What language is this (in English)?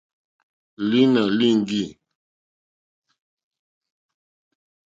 Mokpwe